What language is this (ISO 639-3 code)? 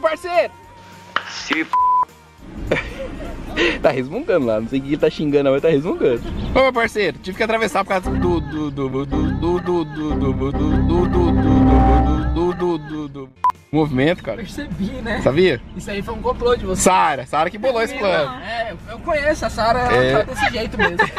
por